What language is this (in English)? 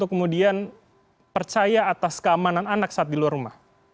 Indonesian